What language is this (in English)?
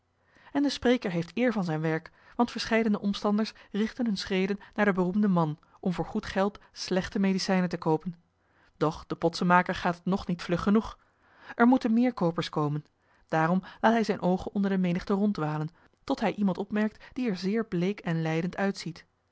Dutch